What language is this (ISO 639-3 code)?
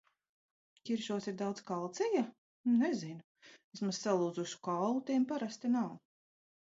lav